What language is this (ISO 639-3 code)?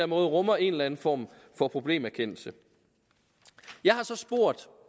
dan